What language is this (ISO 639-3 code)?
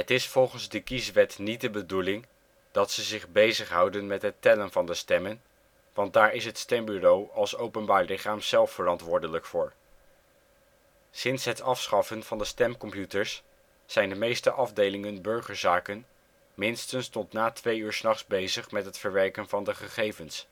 nld